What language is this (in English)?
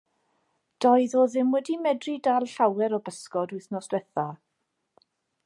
Welsh